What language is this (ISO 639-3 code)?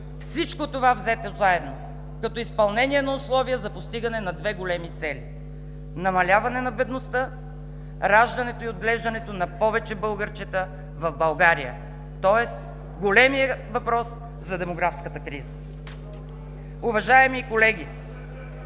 bul